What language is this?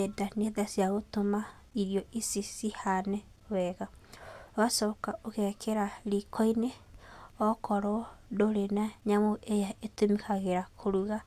Kikuyu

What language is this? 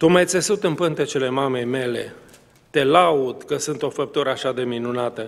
Romanian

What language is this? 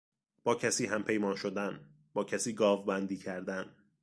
Persian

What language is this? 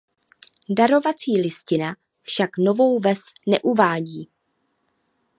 Czech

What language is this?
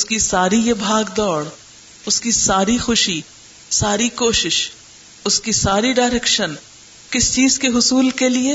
Urdu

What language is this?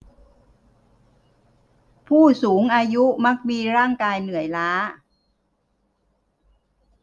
Thai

